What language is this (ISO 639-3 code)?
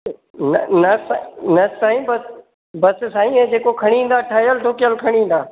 snd